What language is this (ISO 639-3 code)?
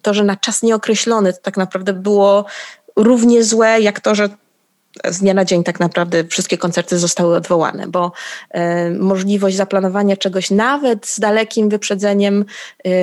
pol